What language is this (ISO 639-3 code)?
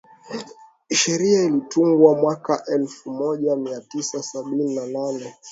swa